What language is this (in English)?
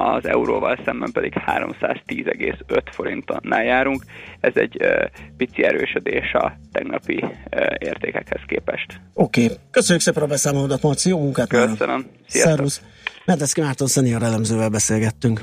Hungarian